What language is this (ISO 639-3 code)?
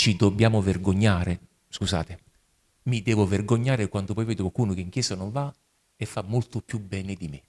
ita